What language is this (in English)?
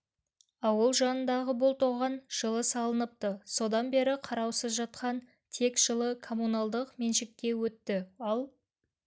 Kazakh